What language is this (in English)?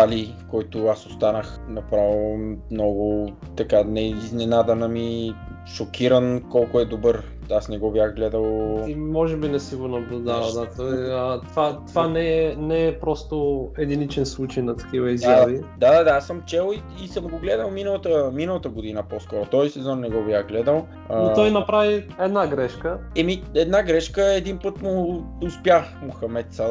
Bulgarian